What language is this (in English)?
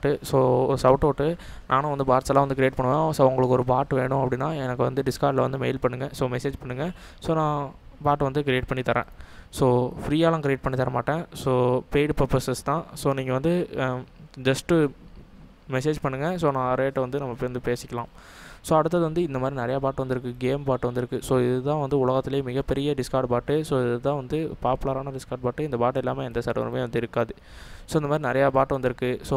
Indonesian